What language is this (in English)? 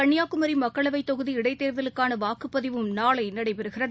Tamil